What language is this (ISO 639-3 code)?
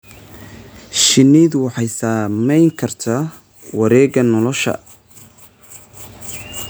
som